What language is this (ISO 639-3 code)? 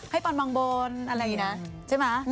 tha